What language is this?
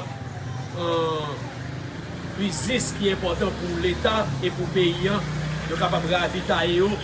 French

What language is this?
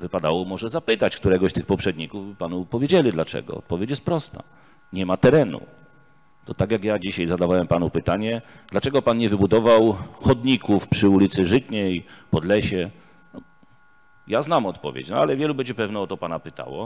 Polish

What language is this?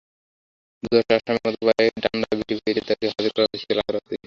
Bangla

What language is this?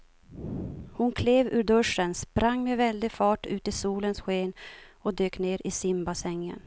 Swedish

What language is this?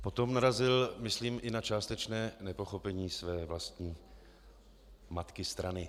Czech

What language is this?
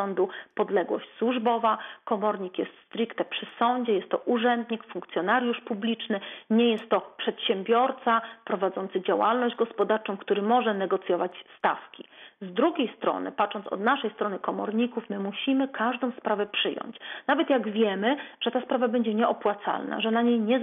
Polish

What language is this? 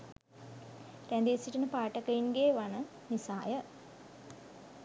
Sinhala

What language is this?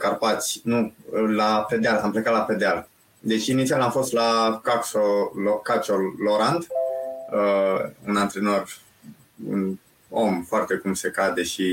Romanian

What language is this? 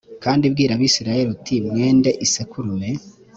Kinyarwanda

